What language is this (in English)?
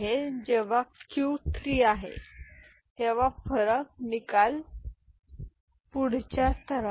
Marathi